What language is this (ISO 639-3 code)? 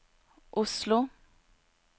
nor